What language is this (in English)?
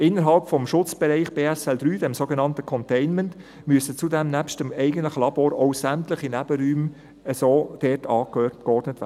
Swiss German